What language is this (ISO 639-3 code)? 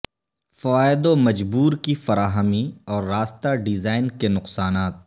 urd